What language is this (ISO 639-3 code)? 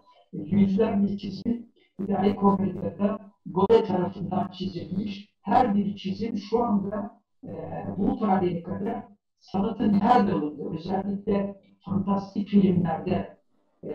tur